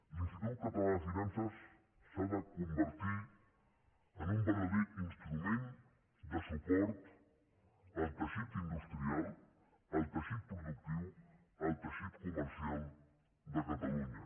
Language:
Catalan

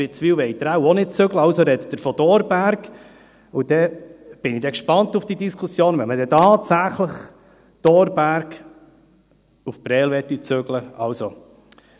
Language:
Swiss German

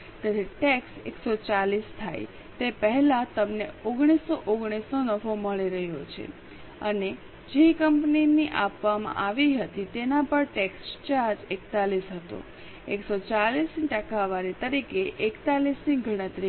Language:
Gujarati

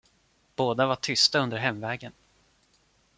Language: Swedish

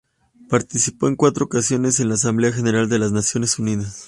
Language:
Spanish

